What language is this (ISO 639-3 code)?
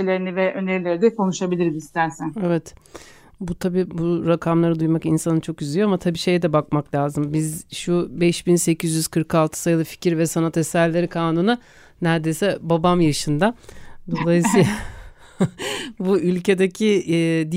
tur